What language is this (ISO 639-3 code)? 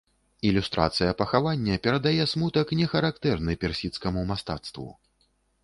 bel